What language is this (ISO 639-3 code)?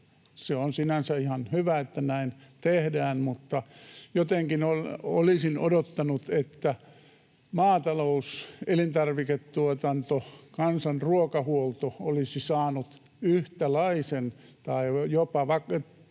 fin